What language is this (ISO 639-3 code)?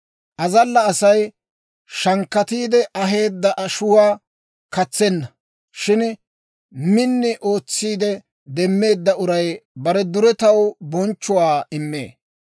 dwr